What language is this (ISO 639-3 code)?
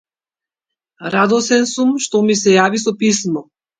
mkd